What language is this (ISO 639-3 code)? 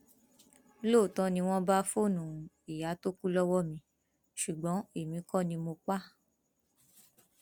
yor